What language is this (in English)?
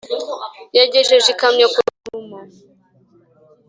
Kinyarwanda